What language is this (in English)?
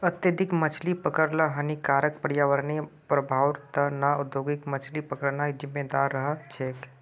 Magahi